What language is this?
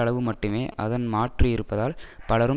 Tamil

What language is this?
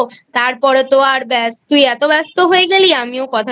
Bangla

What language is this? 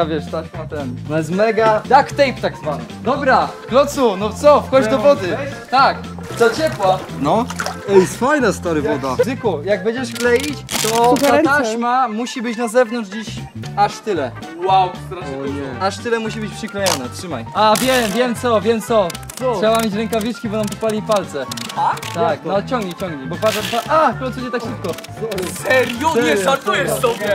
Polish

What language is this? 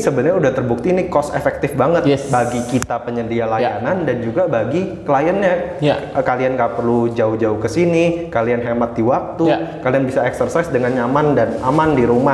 Indonesian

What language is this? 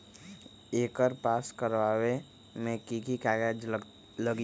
Magahi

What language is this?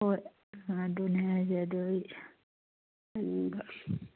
Manipuri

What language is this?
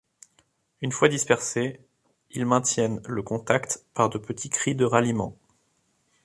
French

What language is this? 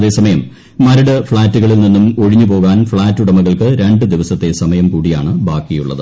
Malayalam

